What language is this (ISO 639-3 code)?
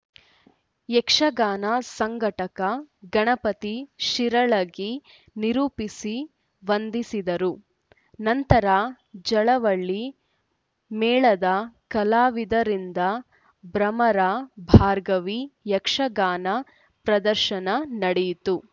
kan